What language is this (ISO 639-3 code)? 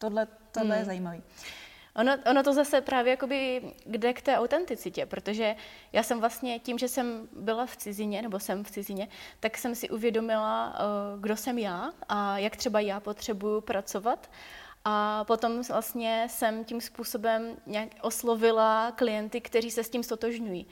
ces